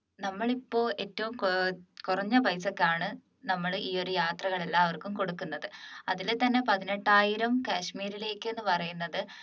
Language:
Malayalam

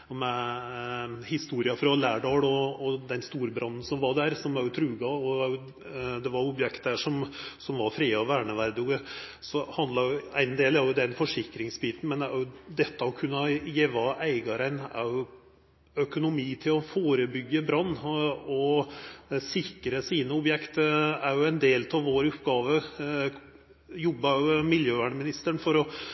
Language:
Norwegian Nynorsk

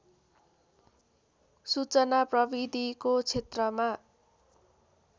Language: Nepali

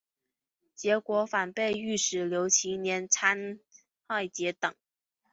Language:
Chinese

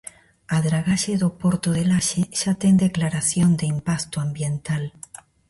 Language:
Galician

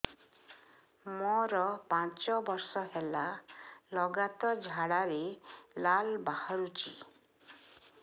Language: Odia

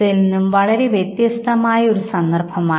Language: Malayalam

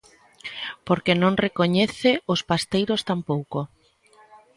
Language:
Galician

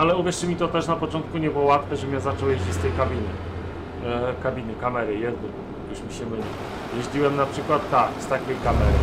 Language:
Polish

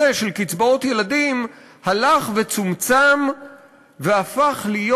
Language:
Hebrew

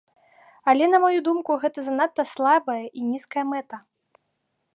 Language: Belarusian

